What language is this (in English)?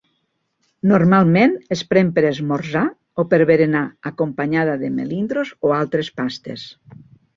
Catalan